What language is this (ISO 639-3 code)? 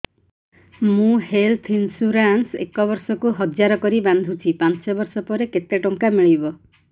ori